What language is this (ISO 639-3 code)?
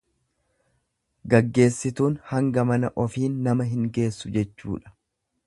orm